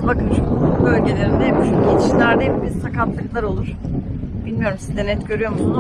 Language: Turkish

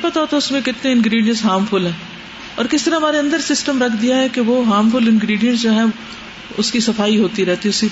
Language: Urdu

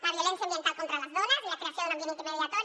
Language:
Catalan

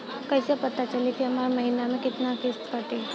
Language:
Bhojpuri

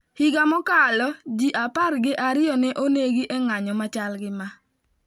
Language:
Luo (Kenya and Tanzania)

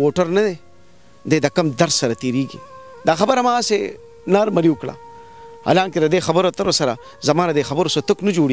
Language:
Arabic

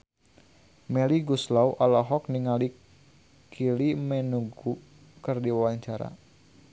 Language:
Sundanese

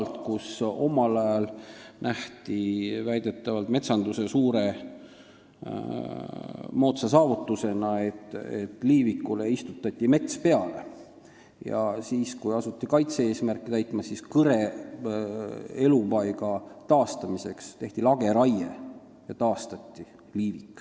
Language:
Estonian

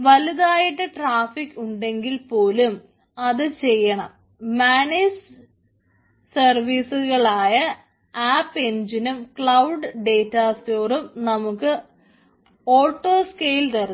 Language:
Malayalam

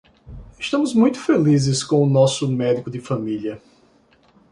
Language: Portuguese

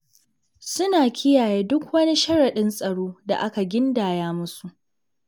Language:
Hausa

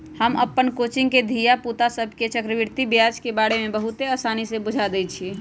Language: Magahi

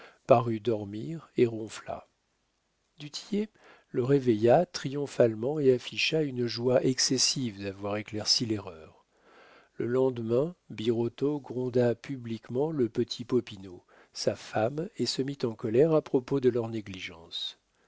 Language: French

